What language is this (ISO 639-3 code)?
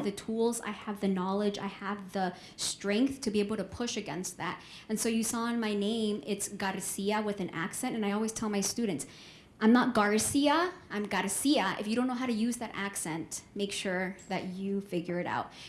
eng